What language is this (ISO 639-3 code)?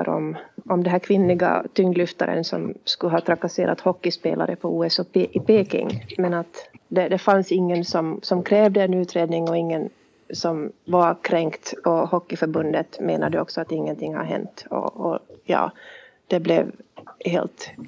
swe